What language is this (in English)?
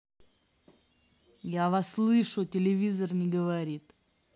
Russian